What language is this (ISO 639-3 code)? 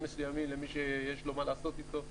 heb